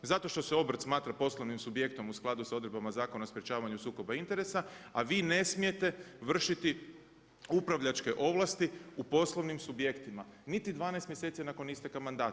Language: Croatian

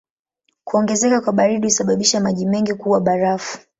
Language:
Swahili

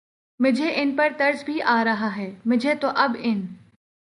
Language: Urdu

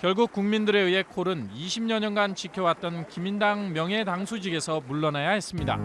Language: Korean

